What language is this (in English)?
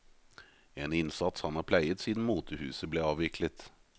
Norwegian